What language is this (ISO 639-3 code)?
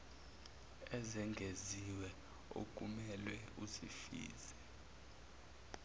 zul